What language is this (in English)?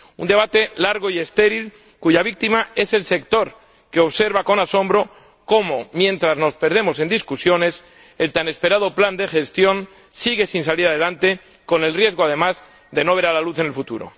Spanish